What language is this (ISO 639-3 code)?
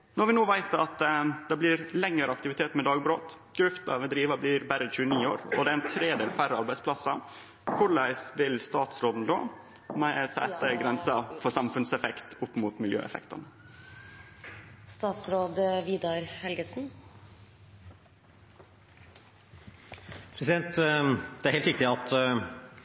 nor